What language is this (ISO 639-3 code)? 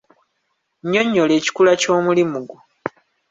lug